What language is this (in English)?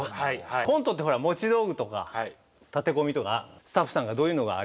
Japanese